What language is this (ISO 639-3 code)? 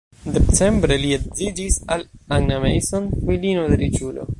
epo